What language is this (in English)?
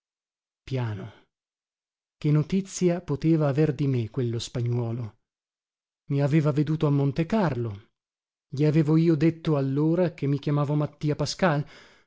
Italian